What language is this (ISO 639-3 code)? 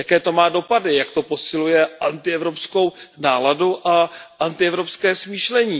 ces